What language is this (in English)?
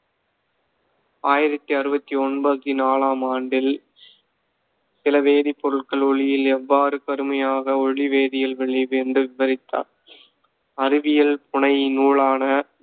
Tamil